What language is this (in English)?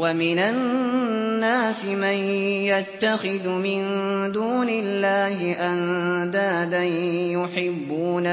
Arabic